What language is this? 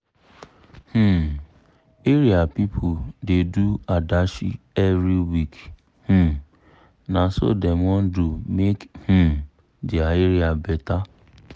Nigerian Pidgin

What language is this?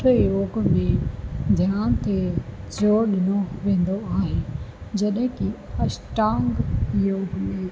Sindhi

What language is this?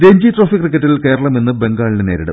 Malayalam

